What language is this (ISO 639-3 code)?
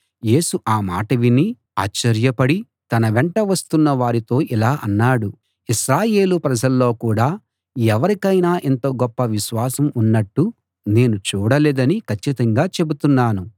tel